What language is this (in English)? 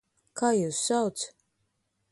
Latvian